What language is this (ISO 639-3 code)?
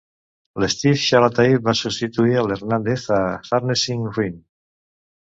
cat